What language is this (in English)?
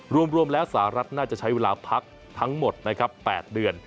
Thai